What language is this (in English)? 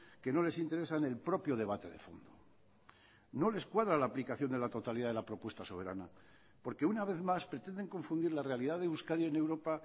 Spanish